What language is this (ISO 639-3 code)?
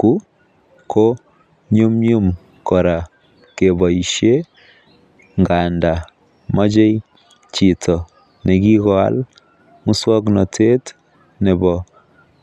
kln